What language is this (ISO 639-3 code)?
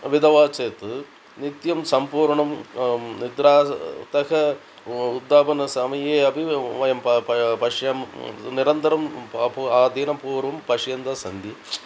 san